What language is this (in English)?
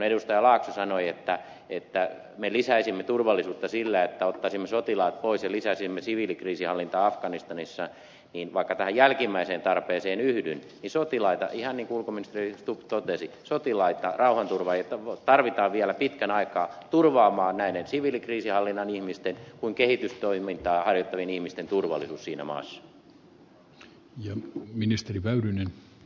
Finnish